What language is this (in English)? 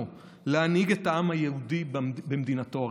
Hebrew